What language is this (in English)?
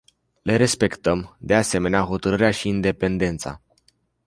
Romanian